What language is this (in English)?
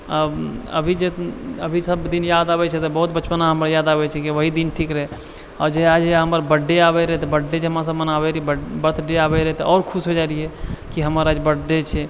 Maithili